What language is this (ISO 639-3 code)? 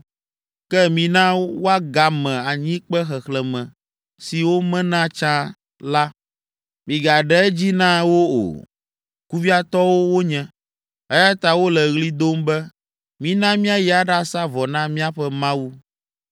ewe